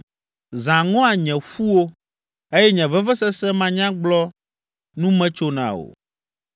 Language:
Ewe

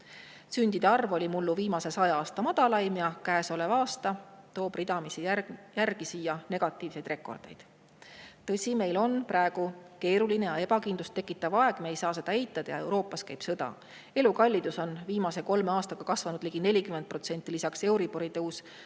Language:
Estonian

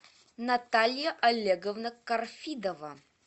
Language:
Russian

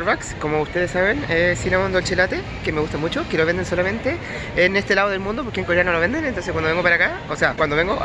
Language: Spanish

